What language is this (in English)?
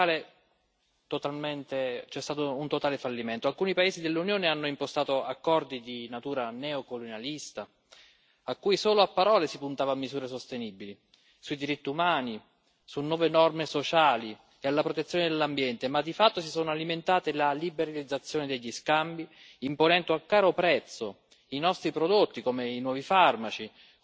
Italian